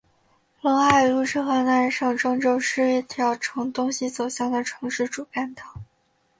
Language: Chinese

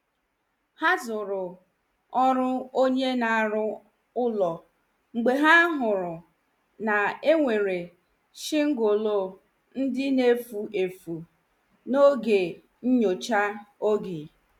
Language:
Igbo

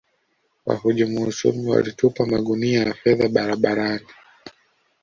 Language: Swahili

